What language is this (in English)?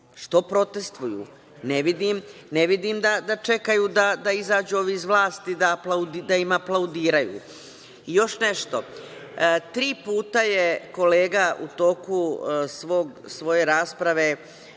Serbian